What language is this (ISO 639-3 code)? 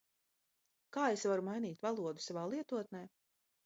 lav